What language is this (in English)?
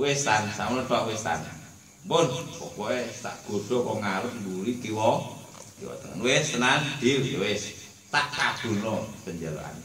Indonesian